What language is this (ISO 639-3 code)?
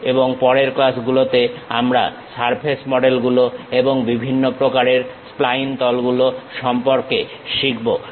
ben